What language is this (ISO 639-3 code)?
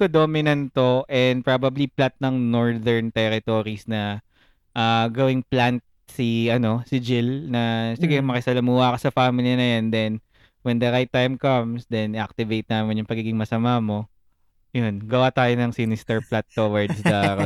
fil